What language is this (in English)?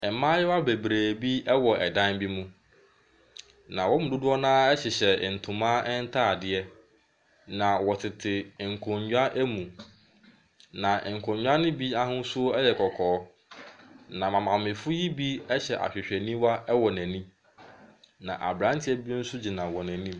Akan